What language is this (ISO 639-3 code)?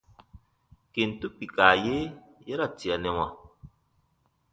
bba